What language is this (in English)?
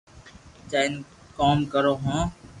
Loarki